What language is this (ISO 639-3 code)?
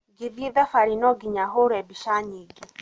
kik